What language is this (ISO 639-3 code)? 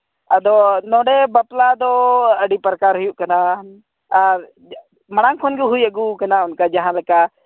sat